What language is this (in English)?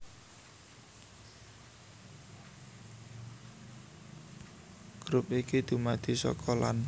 Javanese